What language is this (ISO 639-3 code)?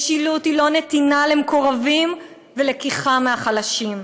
heb